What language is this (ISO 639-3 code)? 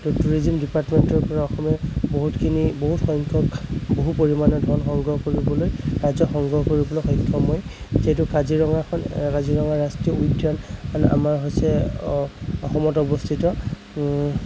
asm